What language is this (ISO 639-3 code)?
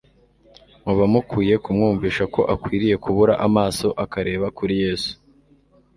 kin